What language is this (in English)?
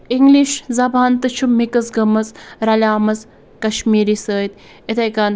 Kashmiri